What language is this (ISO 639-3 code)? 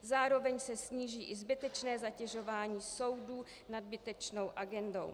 ces